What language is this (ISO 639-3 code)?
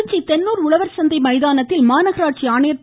tam